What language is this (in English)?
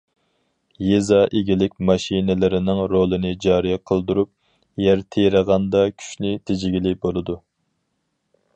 Uyghur